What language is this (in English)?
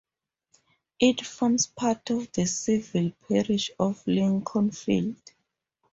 English